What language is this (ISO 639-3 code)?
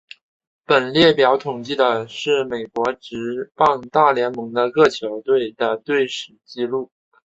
zho